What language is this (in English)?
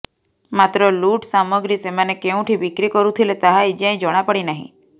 Odia